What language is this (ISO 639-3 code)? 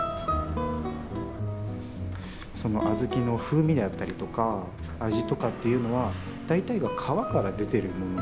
jpn